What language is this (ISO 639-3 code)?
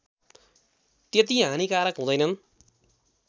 nep